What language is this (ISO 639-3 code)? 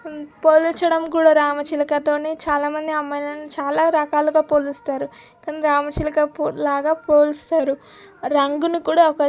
tel